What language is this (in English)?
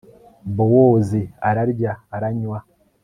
Kinyarwanda